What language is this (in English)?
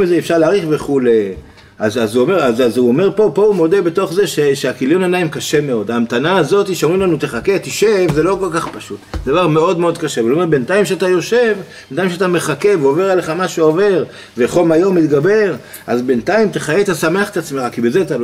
Hebrew